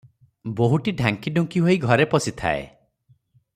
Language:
Odia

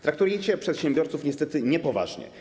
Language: Polish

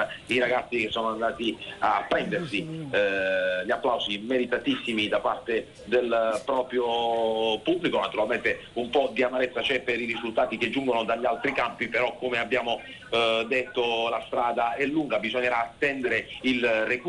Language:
Italian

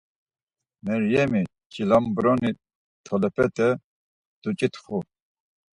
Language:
Laz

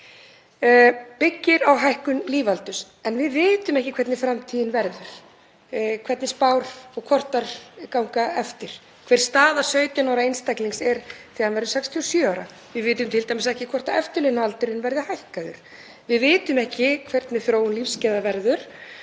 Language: Icelandic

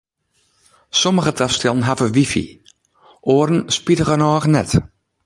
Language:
Western Frisian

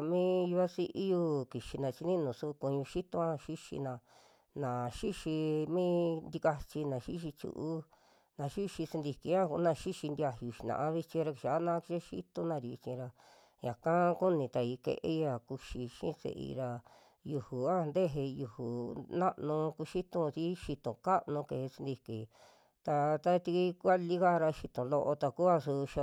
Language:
Western Juxtlahuaca Mixtec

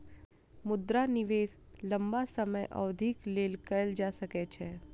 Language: Maithili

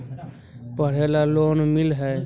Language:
Magahi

